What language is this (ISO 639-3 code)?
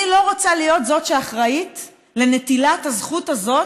heb